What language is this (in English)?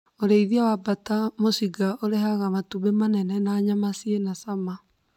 Kikuyu